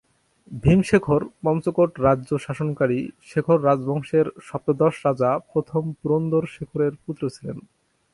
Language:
Bangla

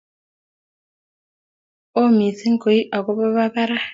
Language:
Kalenjin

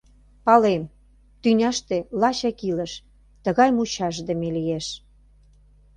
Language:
Mari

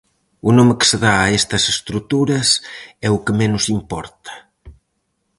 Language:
Galician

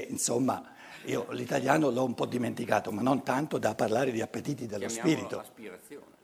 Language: Italian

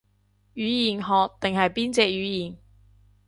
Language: Cantonese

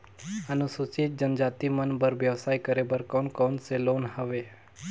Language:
Chhattisgarhi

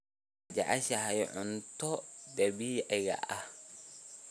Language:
Somali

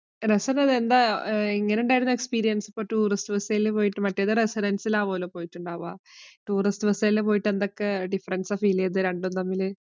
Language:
Malayalam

